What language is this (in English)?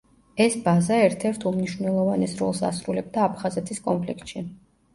Georgian